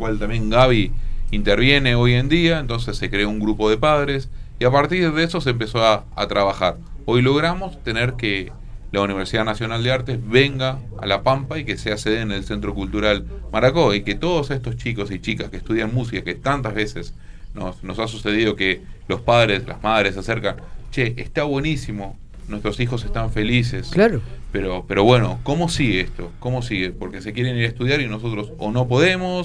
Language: Spanish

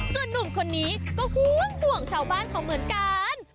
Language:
Thai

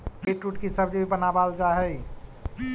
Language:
Magahi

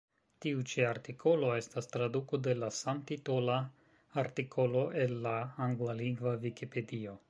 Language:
Esperanto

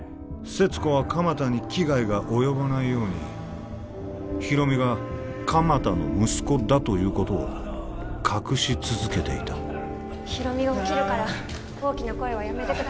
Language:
Japanese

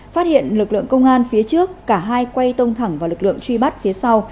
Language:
Vietnamese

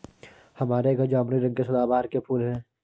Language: Hindi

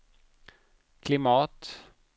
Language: Swedish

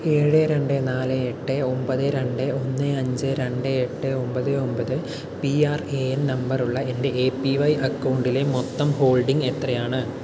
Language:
Malayalam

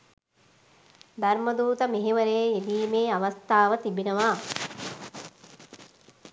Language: Sinhala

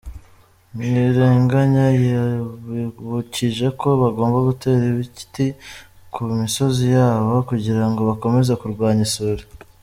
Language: Kinyarwanda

